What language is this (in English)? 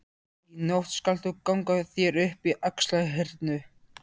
Icelandic